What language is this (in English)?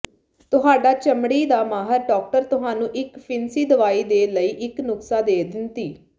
Punjabi